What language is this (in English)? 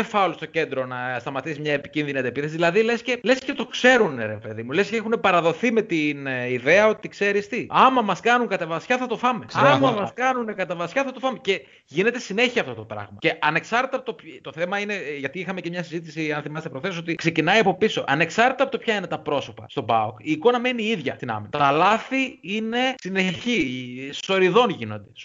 Greek